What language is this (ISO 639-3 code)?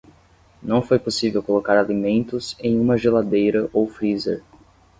por